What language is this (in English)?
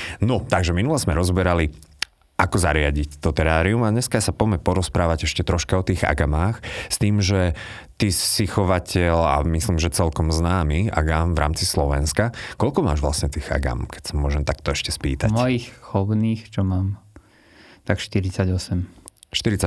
Slovak